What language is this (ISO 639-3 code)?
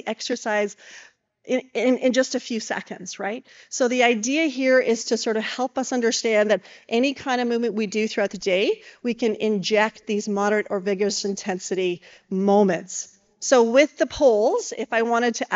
eng